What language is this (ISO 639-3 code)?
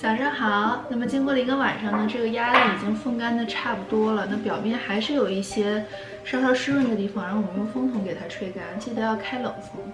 zho